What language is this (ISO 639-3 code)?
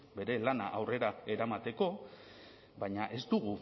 eus